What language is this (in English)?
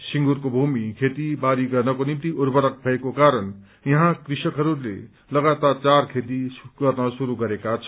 Nepali